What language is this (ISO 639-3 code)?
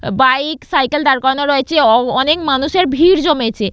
ben